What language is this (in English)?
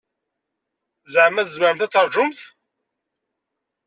Kabyle